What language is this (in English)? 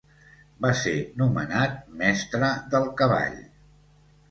Catalan